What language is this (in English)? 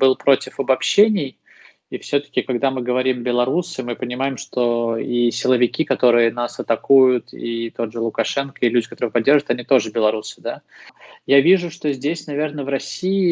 Russian